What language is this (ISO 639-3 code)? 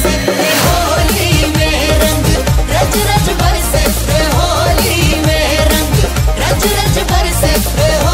hin